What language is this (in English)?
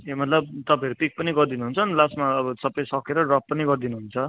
Nepali